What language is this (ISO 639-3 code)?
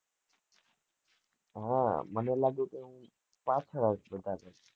guj